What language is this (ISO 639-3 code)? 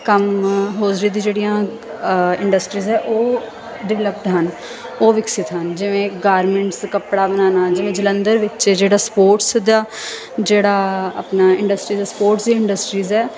pan